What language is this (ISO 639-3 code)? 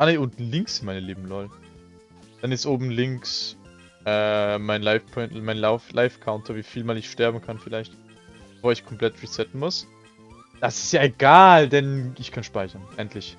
deu